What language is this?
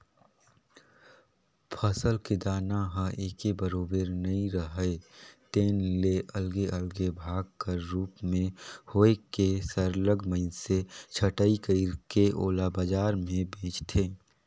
Chhattisgarhi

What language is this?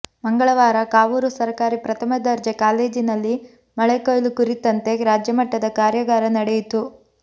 Kannada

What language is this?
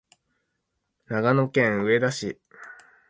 Japanese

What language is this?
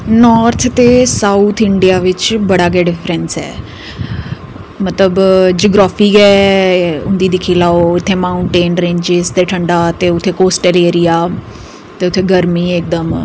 Dogri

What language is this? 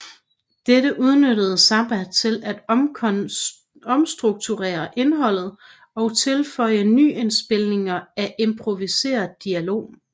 Danish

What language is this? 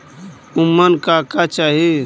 Bhojpuri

